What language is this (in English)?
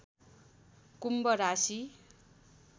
Nepali